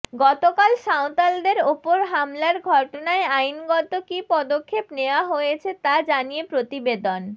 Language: Bangla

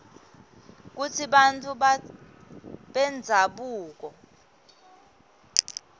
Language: Swati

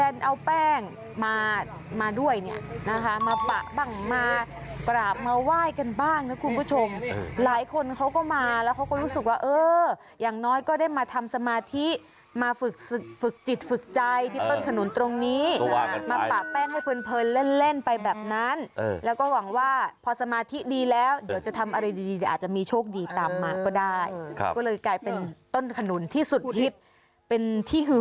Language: Thai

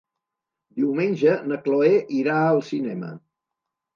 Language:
Catalan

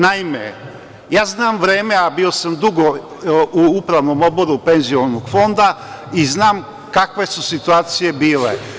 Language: Serbian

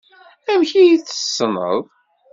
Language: Kabyle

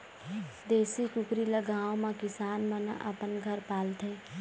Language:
Chhattisgarhi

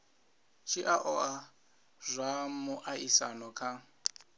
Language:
Venda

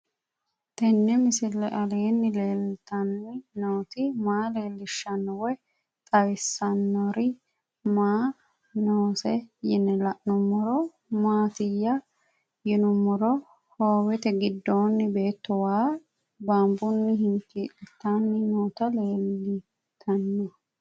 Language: Sidamo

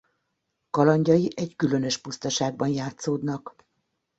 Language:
Hungarian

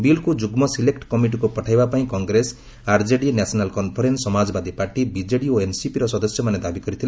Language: Odia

